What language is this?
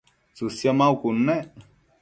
Matsés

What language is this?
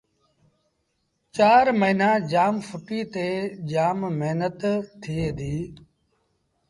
Sindhi Bhil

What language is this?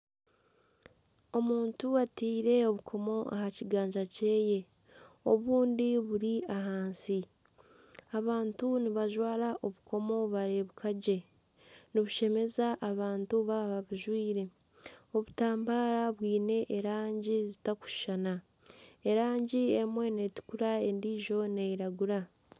Nyankole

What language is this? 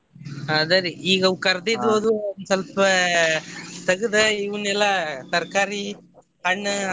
Kannada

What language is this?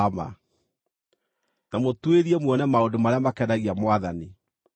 Kikuyu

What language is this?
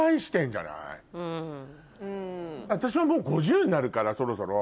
Japanese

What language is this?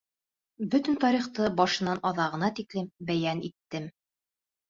Bashkir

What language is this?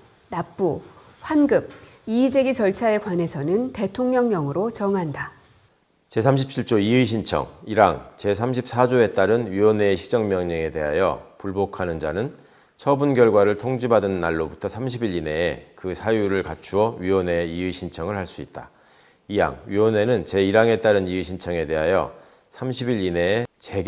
Korean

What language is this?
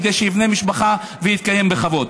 Hebrew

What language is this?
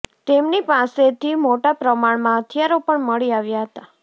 Gujarati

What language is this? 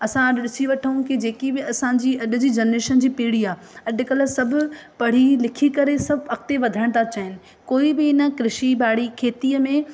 Sindhi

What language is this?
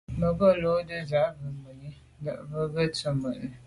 Medumba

